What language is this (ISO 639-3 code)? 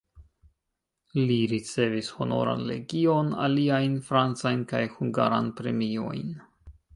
epo